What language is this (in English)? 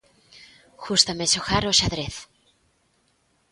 Galician